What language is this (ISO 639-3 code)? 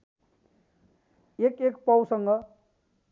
nep